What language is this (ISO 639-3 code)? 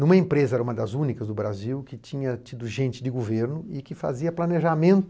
por